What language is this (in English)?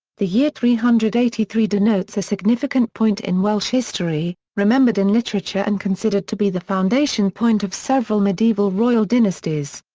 English